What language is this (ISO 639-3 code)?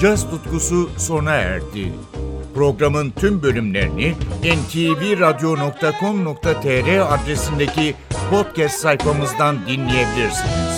tur